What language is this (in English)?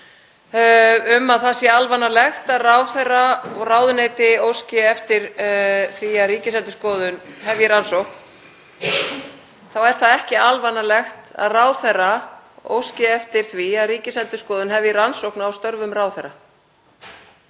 Icelandic